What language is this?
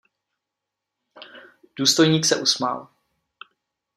Czech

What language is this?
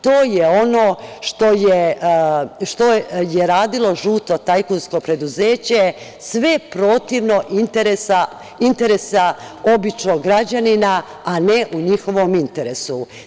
Serbian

